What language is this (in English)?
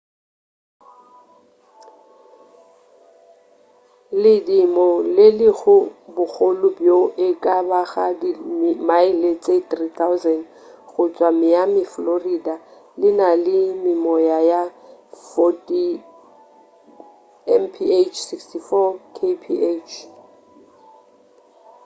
Northern Sotho